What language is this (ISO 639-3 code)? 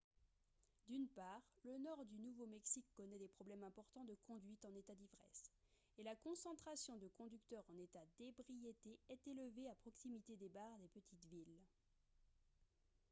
fra